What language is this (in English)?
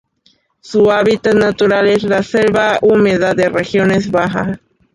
Spanish